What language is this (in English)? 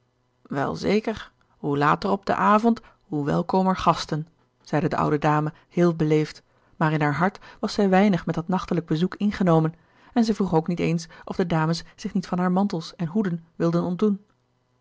Dutch